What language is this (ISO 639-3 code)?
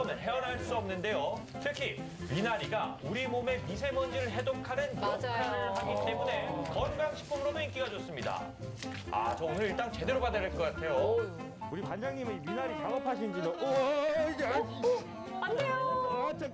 kor